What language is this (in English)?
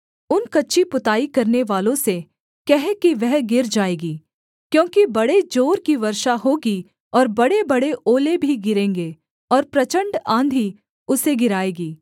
Hindi